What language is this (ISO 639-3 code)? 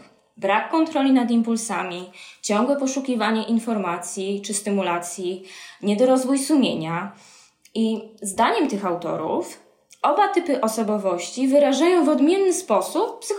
pol